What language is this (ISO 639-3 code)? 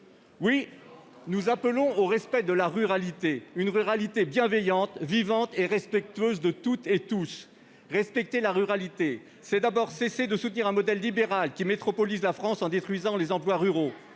fra